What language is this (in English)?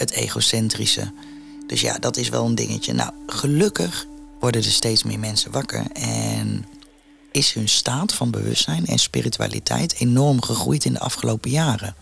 Dutch